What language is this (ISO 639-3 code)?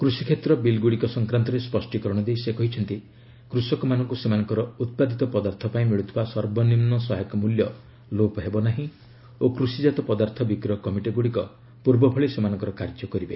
ori